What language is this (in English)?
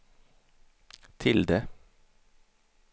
Swedish